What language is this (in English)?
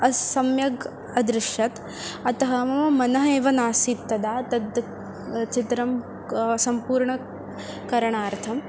Sanskrit